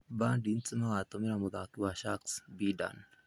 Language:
Kikuyu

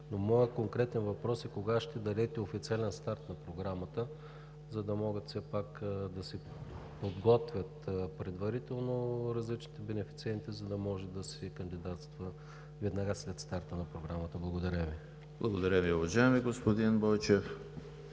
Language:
Bulgarian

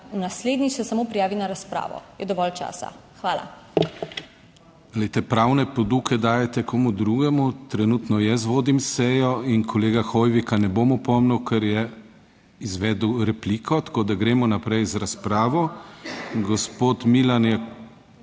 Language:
Slovenian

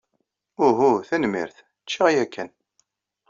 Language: Kabyle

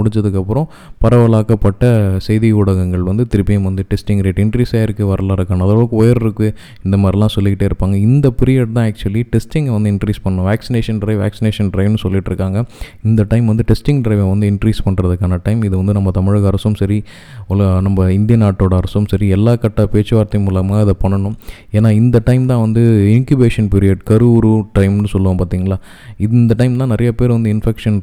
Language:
Tamil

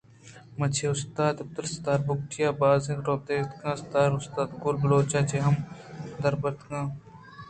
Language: Eastern Balochi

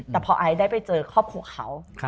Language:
Thai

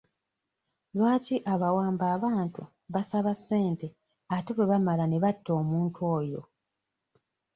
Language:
Ganda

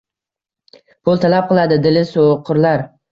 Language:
Uzbek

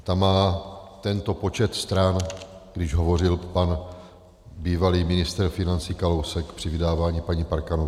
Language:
Czech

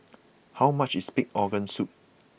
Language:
English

